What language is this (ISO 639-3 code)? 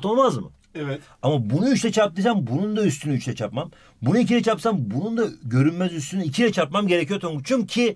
tur